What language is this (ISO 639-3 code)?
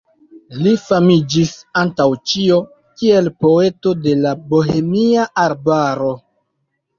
epo